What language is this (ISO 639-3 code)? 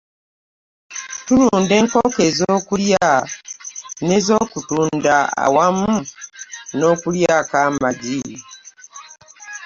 lug